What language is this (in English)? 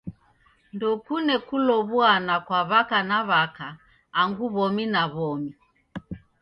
Taita